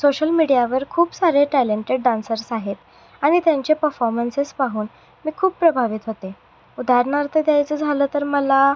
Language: Marathi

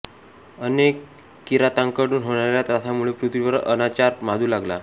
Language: Marathi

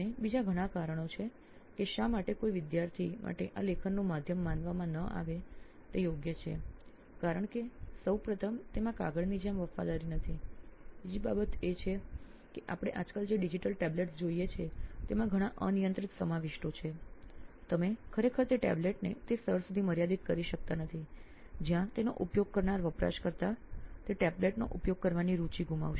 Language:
Gujarati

